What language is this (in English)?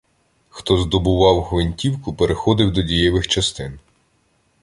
Ukrainian